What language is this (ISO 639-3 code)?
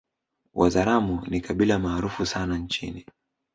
swa